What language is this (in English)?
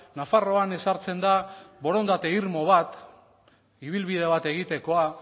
Basque